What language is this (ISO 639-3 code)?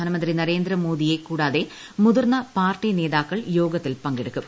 mal